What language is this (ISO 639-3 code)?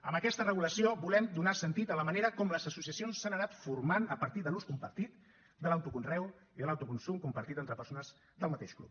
cat